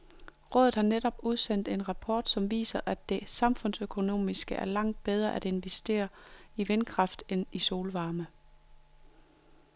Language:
Danish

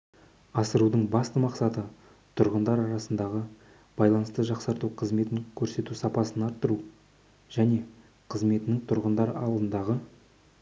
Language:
Kazakh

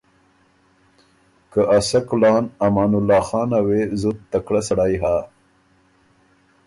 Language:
Ormuri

